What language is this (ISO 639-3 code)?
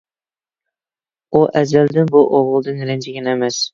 uig